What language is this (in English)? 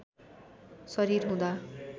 Nepali